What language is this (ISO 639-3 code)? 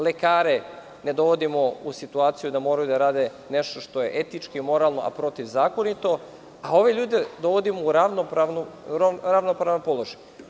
srp